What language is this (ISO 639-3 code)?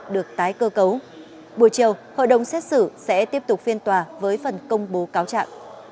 vie